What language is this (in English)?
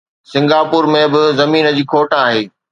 Sindhi